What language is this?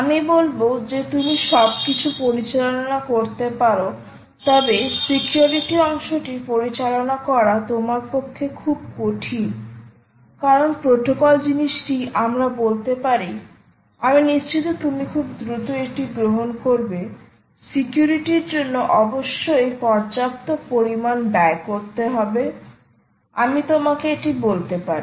Bangla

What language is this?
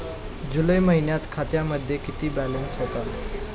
Marathi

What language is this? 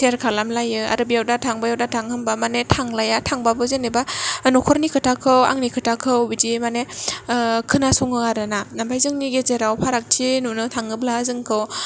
Bodo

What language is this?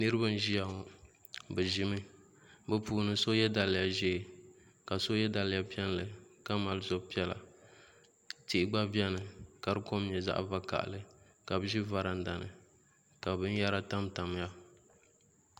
Dagbani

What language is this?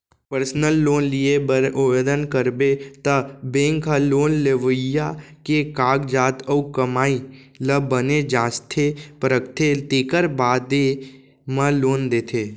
Chhattisgarhi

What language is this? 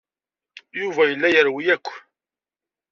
Kabyle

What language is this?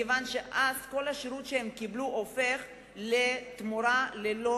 Hebrew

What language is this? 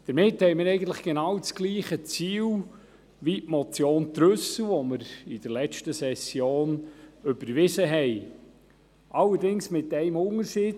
Swiss German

